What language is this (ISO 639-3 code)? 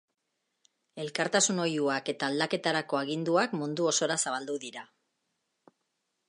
eus